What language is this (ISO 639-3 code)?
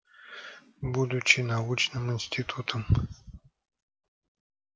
rus